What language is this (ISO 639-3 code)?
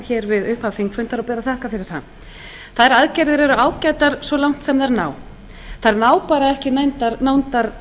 isl